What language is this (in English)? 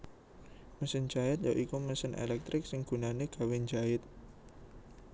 Javanese